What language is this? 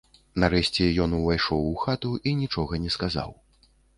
Belarusian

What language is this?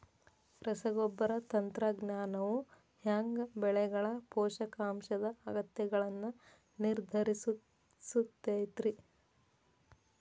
Kannada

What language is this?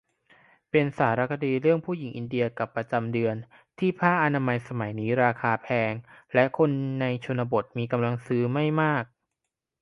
Thai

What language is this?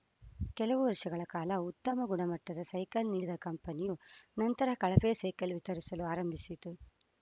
Kannada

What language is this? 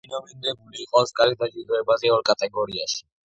Georgian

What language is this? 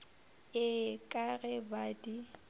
Northern Sotho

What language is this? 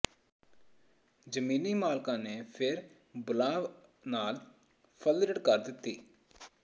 Punjabi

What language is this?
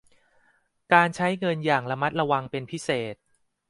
Thai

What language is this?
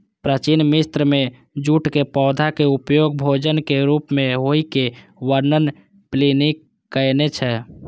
Maithili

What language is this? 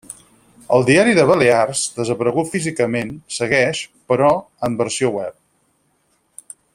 Catalan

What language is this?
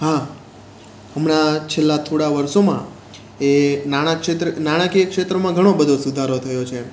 Gujarati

